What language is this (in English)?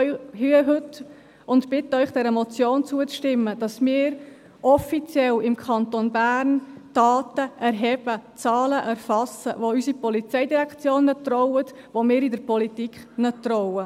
Swiss German